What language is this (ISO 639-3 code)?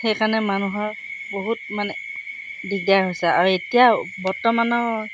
asm